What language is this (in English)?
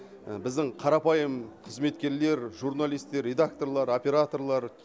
Kazakh